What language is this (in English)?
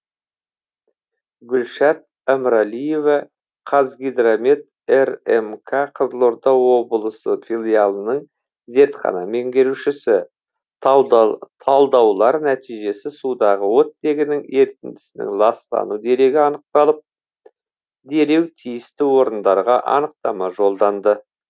Kazakh